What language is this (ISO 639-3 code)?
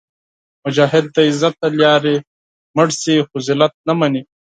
pus